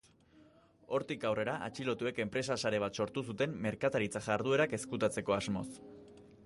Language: Basque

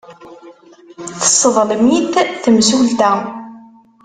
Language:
Kabyle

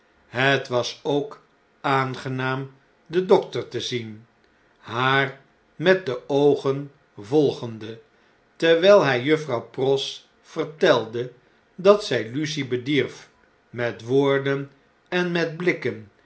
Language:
Dutch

